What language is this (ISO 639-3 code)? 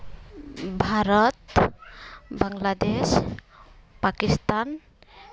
sat